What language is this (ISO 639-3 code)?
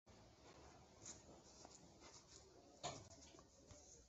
ben